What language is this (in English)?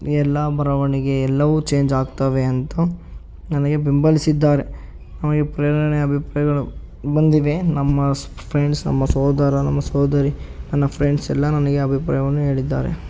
Kannada